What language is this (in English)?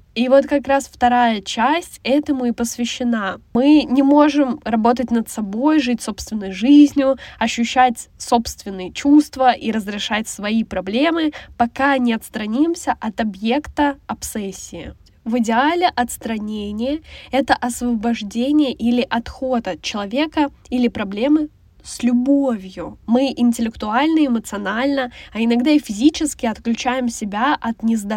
Russian